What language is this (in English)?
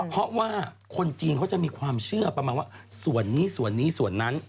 Thai